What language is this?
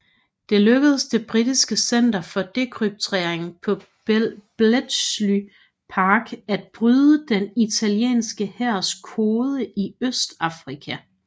Danish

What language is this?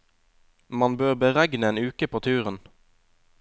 Norwegian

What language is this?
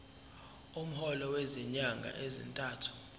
Zulu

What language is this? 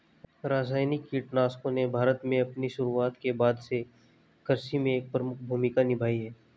Hindi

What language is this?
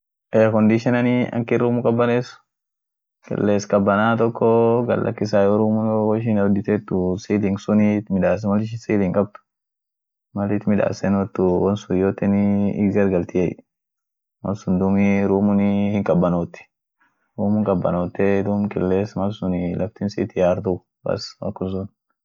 Orma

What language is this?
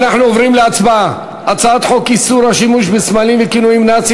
Hebrew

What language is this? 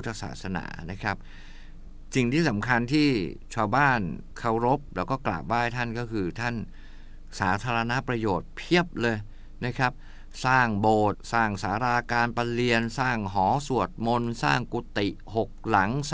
Thai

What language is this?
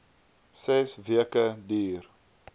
Afrikaans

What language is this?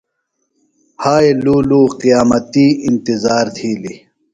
Phalura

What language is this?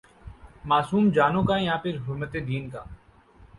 Urdu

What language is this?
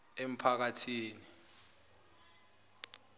Zulu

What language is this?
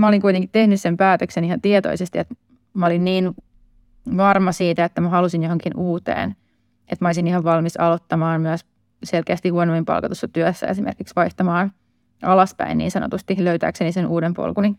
Finnish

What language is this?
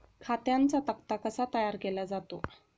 Marathi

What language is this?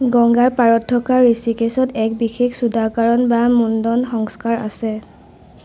Assamese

